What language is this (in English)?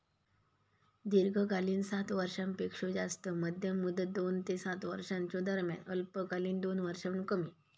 Marathi